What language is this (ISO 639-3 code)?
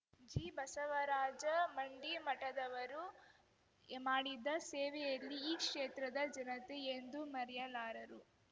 kan